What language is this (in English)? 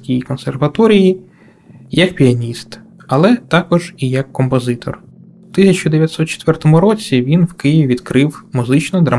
Ukrainian